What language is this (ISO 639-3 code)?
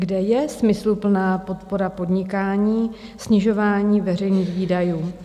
ces